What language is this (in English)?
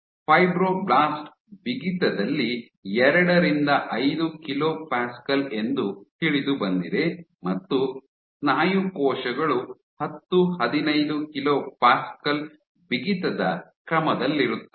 Kannada